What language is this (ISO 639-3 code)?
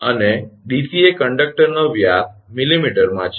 guj